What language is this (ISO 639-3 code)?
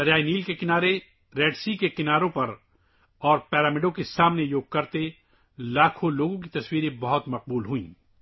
urd